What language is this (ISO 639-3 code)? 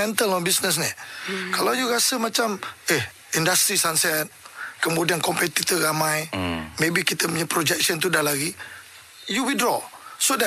msa